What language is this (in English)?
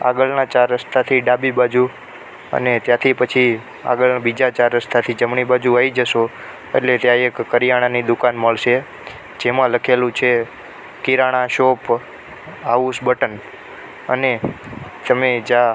Gujarati